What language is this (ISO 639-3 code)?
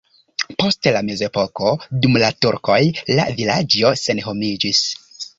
epo